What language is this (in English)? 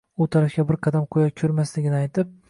Uzbek